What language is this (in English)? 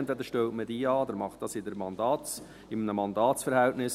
Swiss German